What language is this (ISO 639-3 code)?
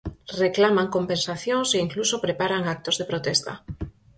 glg